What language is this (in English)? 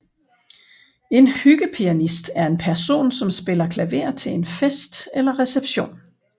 Danish